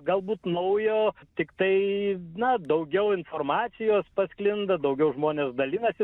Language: Lithuanian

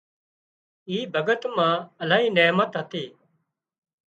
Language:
Wadiyara Koli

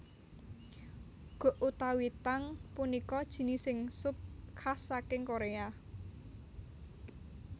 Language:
Javanese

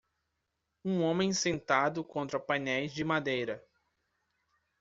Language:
Portuguese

